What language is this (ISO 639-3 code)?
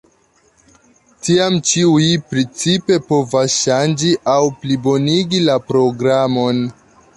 epo